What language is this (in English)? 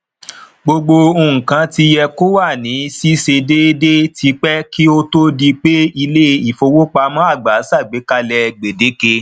Yoruba